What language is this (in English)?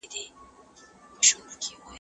Pashto